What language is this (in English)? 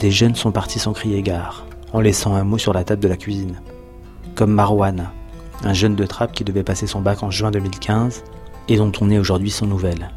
French